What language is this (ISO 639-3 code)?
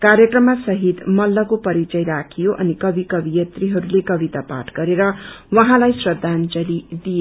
nep